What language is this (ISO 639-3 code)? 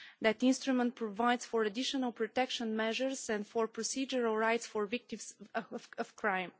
eng